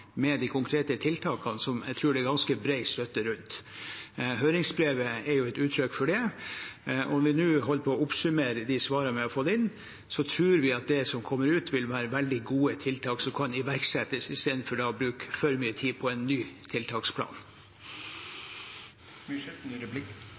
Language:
Norwegian Bokmål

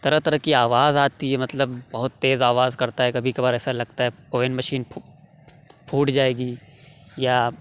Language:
Urdu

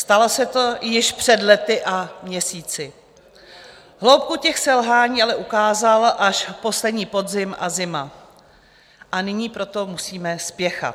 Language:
Czech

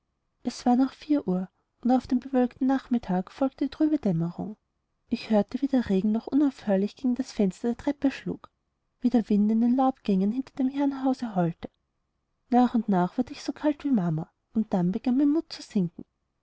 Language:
German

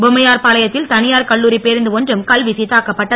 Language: Tamil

